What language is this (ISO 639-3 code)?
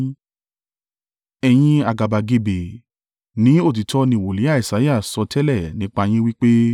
yor